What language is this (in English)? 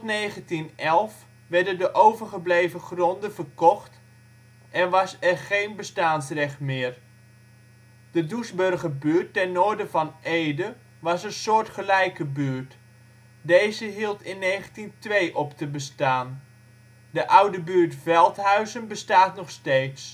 Dutch